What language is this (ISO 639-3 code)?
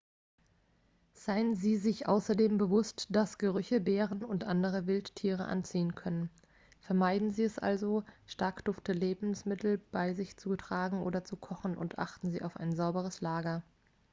deu